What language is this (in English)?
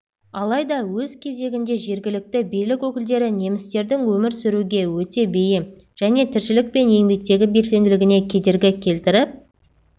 Kazakh